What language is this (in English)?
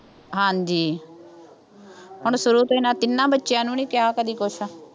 Punjabi